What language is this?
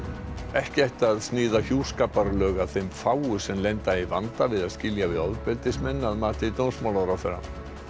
Icelandic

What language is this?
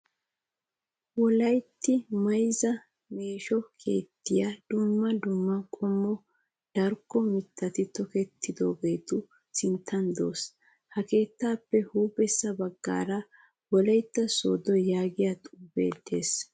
Wolaytta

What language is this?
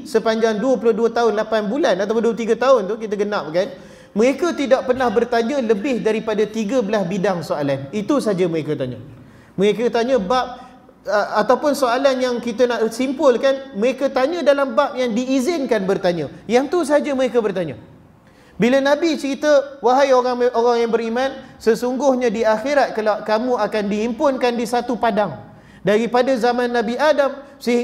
Malay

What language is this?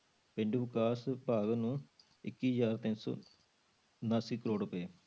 Punjabi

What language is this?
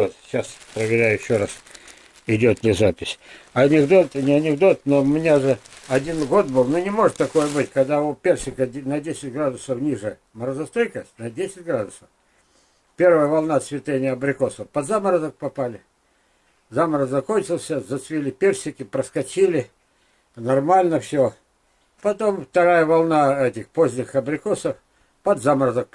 Russian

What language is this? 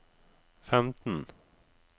Norwegian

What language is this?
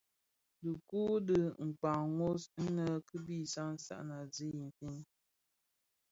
Bafia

